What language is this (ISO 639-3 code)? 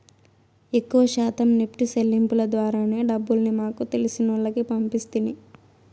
tel